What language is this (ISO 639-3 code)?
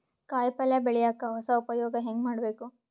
kan